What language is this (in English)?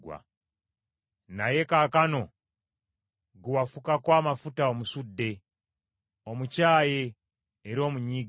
Ganda